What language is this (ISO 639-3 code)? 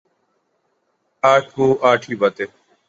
urd